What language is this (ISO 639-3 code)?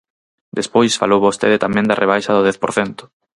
glg